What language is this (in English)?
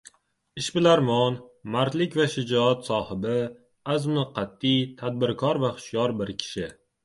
Uzbek